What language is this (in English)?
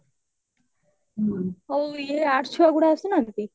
Odia